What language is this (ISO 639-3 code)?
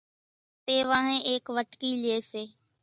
gjk